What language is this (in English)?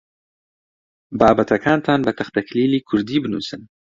Central Kurdish